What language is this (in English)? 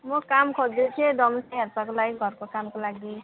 Nepali